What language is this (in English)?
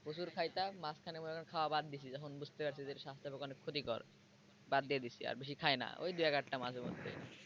Bangla